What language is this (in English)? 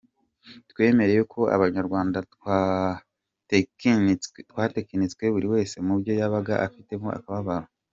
Kinyarwanda